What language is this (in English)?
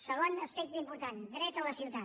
Catalan